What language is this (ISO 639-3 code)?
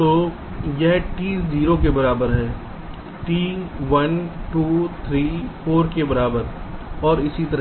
hin